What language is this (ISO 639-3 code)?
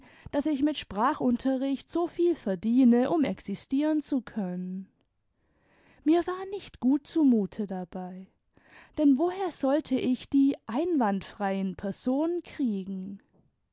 deu